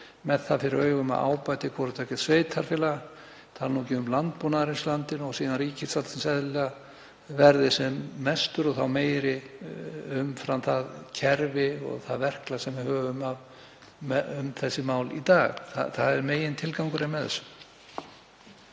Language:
Icelandic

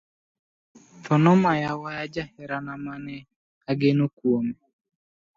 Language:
Luo (Kenya and Tanzania)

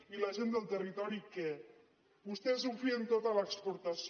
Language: Catalan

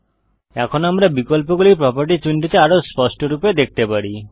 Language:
Bangla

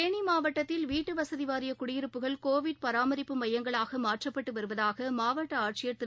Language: Tamil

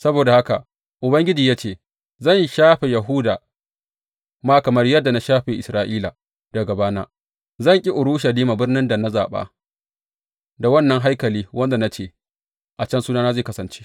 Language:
Hausa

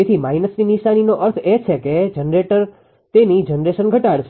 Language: Gujarati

